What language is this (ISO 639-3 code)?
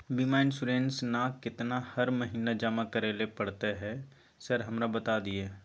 mai